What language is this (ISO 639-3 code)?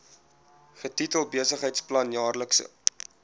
afr